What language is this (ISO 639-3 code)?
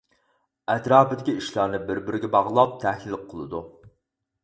uig